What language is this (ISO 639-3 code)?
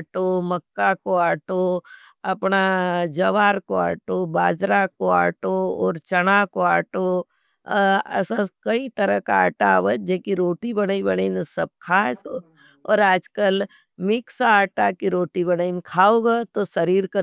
noe